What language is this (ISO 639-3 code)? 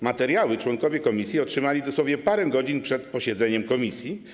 pol